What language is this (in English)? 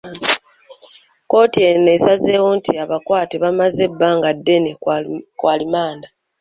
Ganda